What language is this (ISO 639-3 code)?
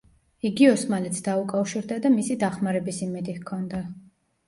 kat